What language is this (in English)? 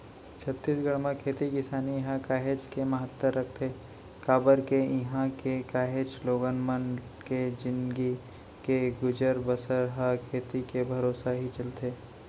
Chhattisgarhi